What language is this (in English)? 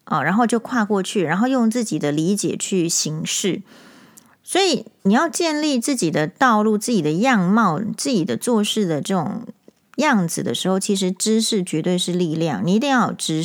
Chinese